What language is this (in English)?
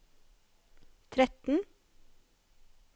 Norwegian